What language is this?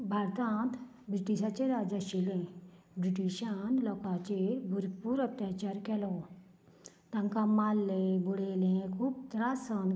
Konkani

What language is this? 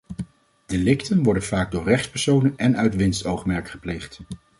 Dutch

